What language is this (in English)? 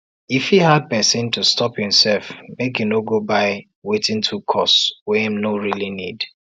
Nigerian Pidgin